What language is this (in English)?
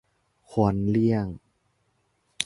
Thai